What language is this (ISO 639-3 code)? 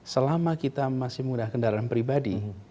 ind